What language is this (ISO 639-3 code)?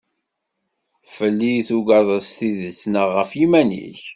kab